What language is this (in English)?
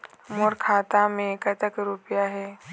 Chhattisgarhi